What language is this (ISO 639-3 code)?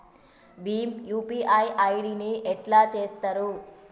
tel